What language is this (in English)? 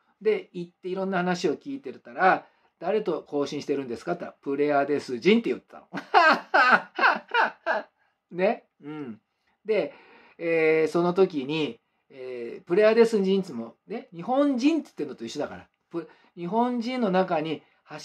Japanese